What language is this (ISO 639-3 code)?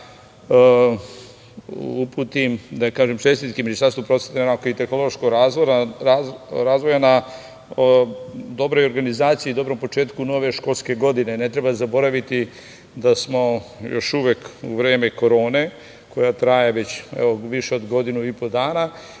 srp